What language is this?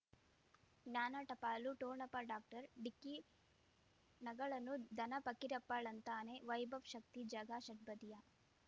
Kannada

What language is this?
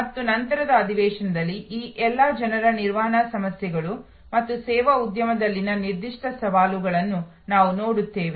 Kannada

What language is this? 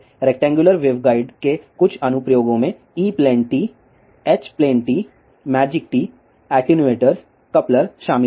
Hindi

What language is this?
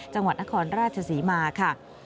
Thai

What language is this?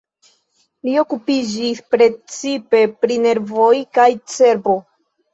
Esperanto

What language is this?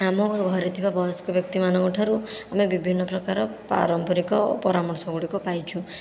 Odia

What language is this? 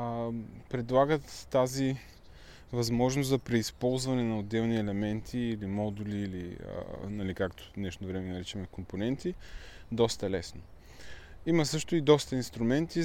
Bulgarian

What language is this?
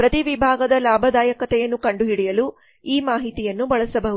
Kannada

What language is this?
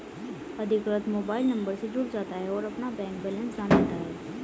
Hindi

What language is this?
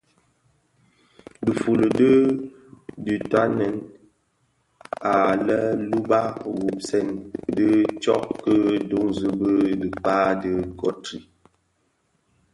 Bafia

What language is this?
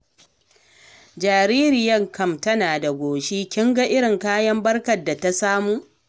Hausa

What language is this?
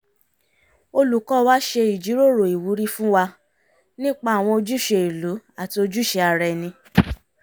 Yoruba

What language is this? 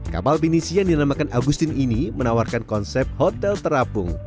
Indonesian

